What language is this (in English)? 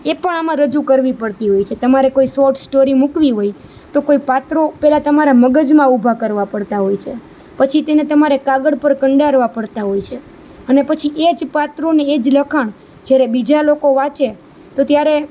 Gujarati